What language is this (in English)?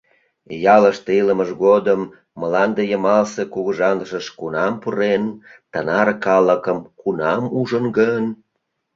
Mari